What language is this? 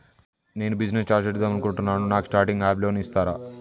Telugu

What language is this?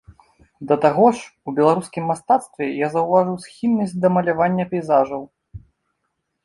Belarusian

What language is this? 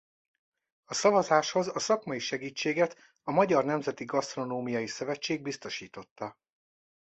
Hungarian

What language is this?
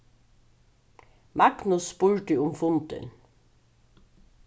Faroese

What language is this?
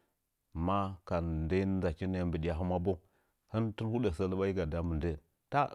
Nzanyi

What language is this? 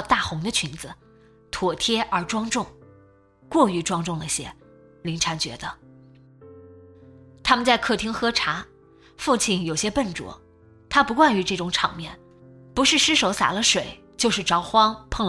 Chinese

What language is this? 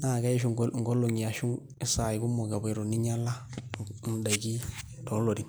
Masai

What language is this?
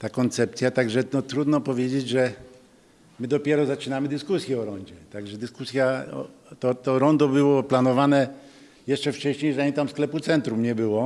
Polish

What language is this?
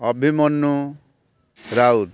Odia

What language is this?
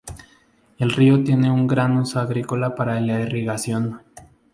Spanish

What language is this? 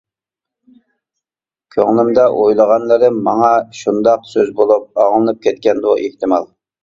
Uyghur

